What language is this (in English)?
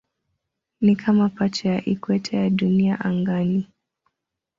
Swahili